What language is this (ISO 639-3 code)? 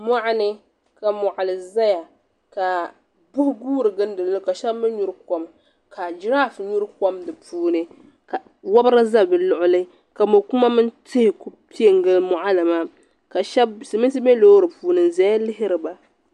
dag